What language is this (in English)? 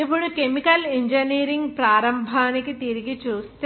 Telugu